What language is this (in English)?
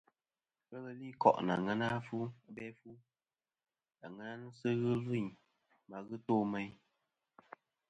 Kom